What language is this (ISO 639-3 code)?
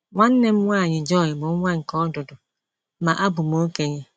ibo